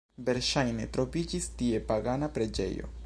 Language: Esperanto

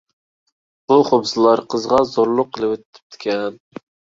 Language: Uyghur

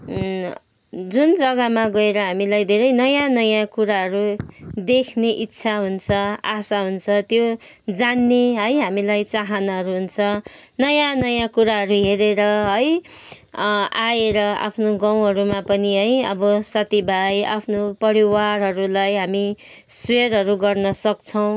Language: Nepali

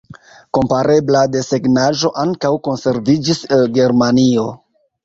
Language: Esperanto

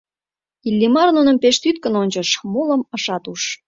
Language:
Mari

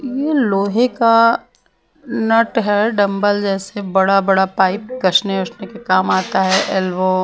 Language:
Hindi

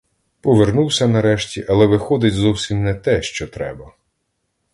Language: Ukrainian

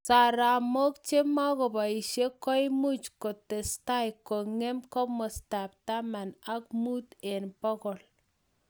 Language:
Kalenjin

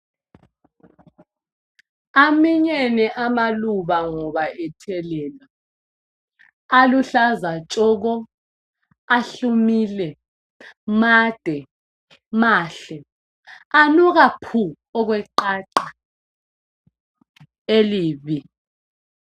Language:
North Ndebele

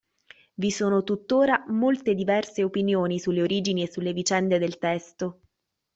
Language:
Italian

